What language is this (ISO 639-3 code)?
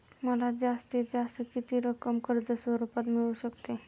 mar